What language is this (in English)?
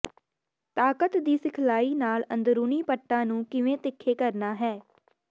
Punjabi